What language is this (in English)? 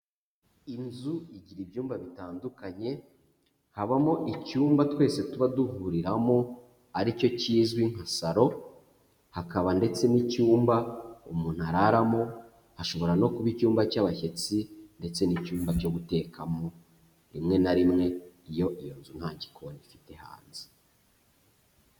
Kinyarwanda